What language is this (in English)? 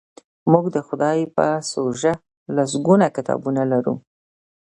Pashto